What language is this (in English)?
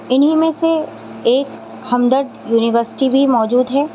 Urdu